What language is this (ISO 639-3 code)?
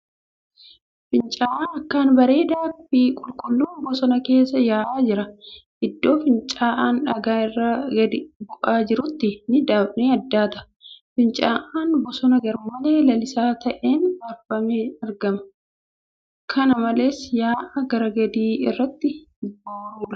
orm